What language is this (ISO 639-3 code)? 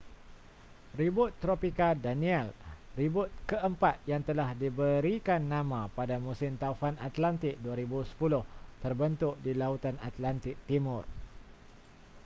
msa